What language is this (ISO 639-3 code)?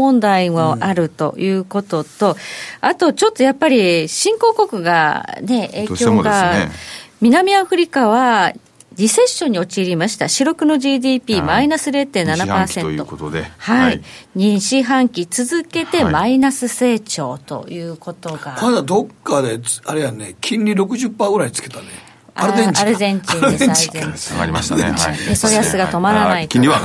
jpn